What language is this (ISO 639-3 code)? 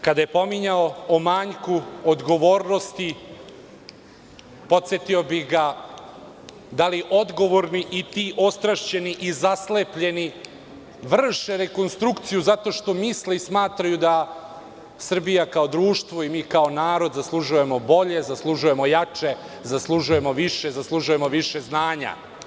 srp